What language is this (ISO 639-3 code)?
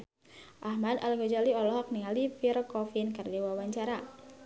sun